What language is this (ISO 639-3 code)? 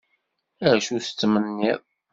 kab